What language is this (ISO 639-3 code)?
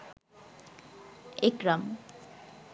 ben